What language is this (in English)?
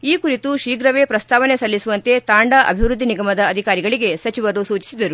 Kannada